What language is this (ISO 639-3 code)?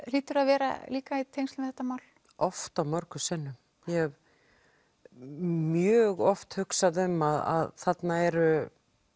isl